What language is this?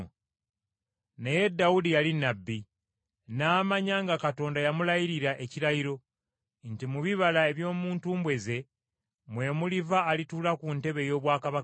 Ganda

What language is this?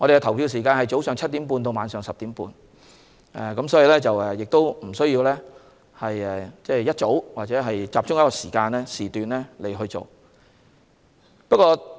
Cantonese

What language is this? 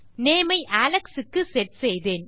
Tamil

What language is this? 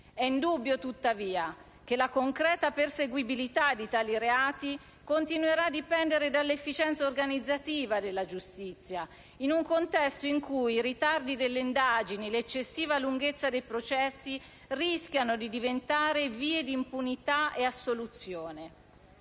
Italian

